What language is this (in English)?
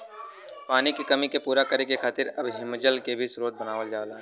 Bhojpuri